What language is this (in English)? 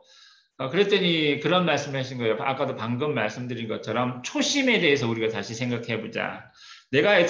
Korean